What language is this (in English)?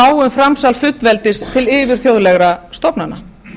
Icelandic